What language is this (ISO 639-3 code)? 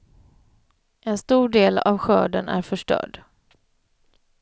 swe